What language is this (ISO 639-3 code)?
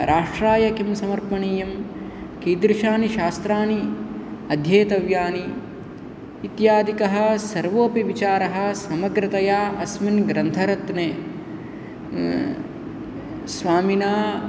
san